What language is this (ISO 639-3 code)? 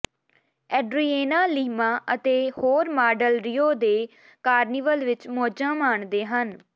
pan